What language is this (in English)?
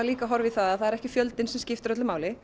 Icelandic